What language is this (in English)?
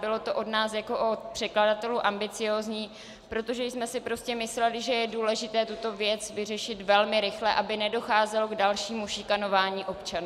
Czech